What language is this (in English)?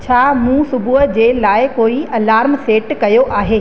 Sindhi